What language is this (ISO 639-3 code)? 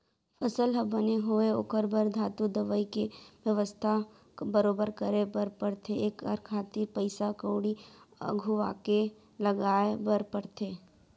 hne